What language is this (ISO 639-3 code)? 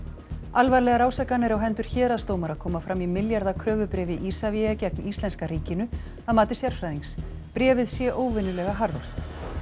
isl